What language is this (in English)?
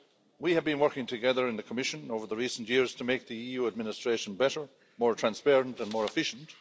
English